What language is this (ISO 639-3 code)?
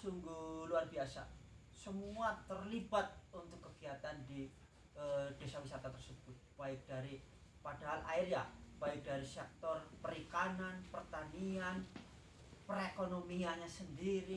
ind